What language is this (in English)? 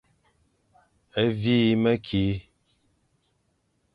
Fang